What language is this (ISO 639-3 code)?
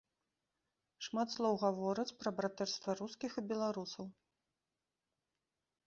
bel